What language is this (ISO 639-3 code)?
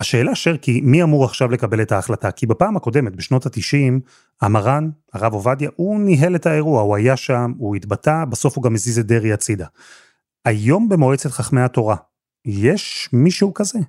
heb